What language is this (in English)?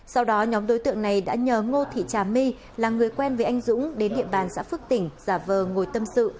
Vietnamese